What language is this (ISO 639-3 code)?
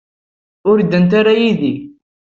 kab